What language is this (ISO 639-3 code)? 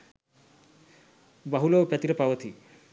sin